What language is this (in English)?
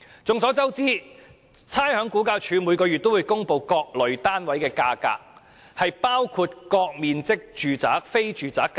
Cantonese